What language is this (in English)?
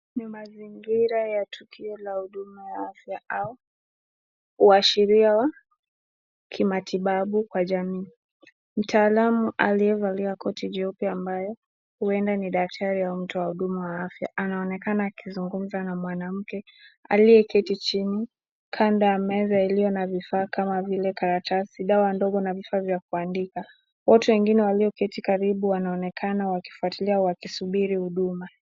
Swahili